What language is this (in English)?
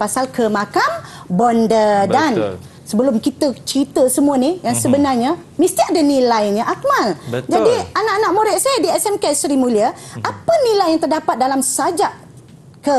Malay